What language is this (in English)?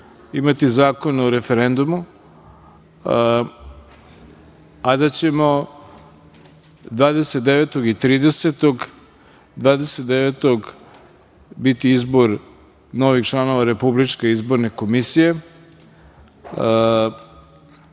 Serbian